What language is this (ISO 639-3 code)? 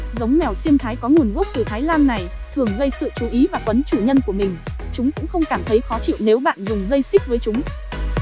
vie